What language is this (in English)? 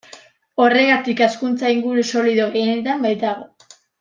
Basque